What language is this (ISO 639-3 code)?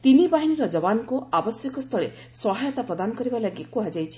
ori